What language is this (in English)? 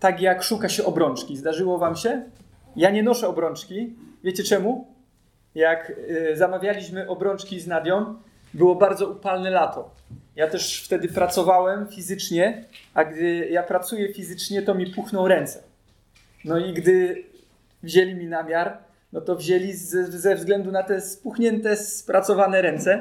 Polish